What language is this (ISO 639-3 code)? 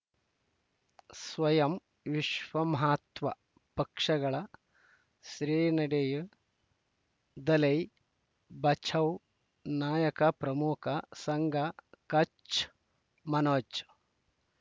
kan